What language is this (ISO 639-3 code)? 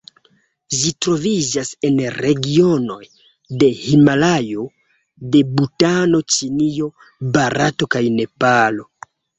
epo